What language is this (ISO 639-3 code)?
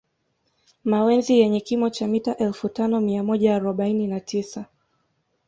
swa